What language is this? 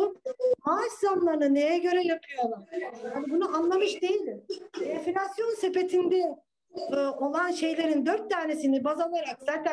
Turkish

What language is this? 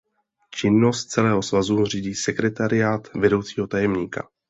Czech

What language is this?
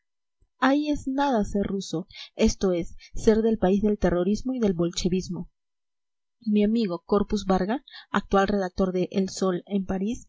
Spanish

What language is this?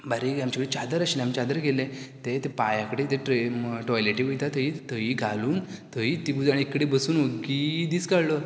Konkani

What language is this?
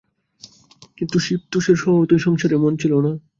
Bangla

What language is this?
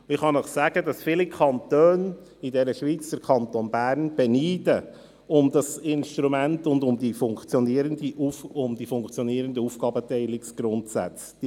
Swiss German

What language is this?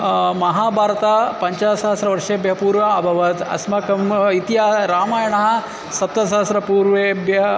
Sanskrit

